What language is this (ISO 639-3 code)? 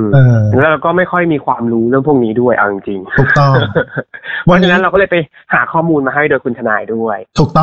tha